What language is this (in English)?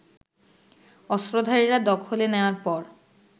Bangla